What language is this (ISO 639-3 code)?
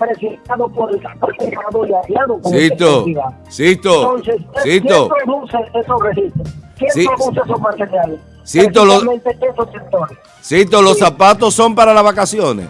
spa